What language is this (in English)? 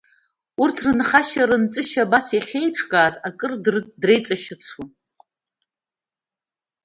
Abkhazian